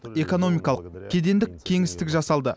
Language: Kazakh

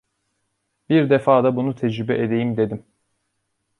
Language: Turkish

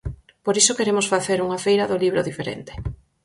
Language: Galician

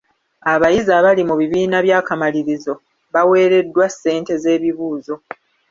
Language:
Ganda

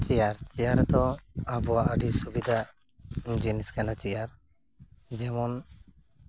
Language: Santali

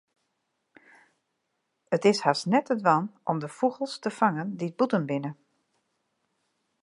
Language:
Western Frisian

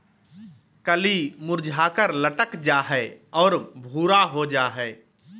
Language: Magahi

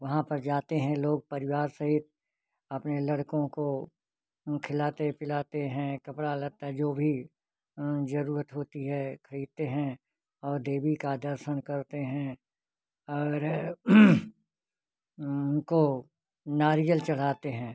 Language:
Hindi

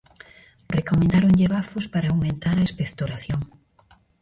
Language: Galician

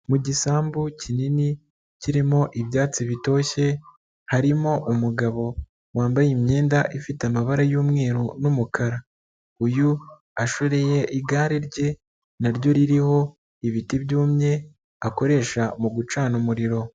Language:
Kinyarwanda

